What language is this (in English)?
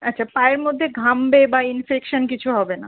Bangla